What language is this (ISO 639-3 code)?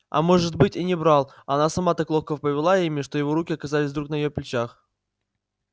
rus